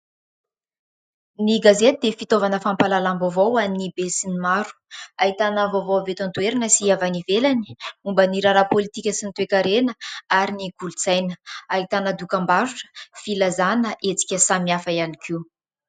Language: Malagasy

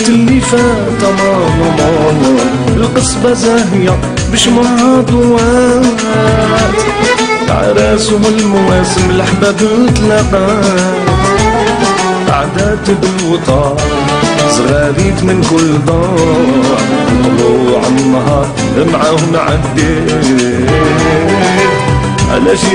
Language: Arabic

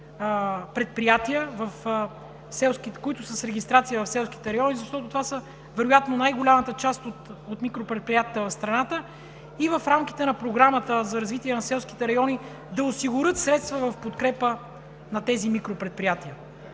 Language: Bulgarian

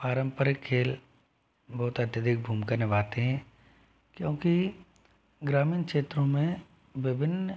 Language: Hindi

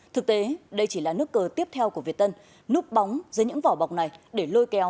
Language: Vietnamese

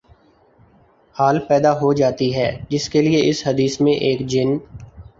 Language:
Urdu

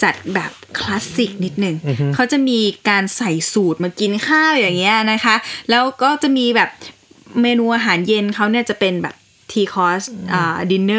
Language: Thai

